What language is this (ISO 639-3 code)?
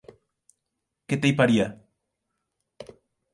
oci